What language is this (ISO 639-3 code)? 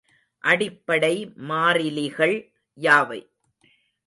tam